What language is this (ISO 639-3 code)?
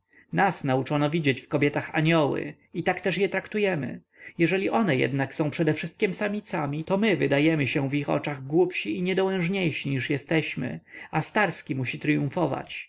pol